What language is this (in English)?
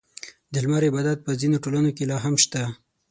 Pashto